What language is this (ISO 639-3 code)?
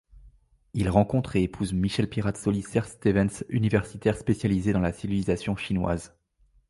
fra